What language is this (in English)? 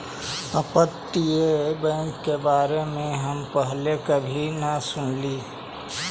Magahi